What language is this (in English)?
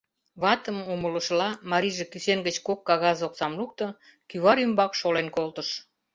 Mari